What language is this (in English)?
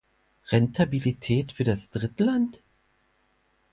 German